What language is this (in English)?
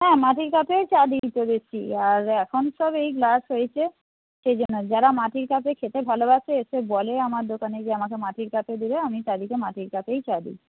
Bangla